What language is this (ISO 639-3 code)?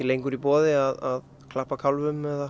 isl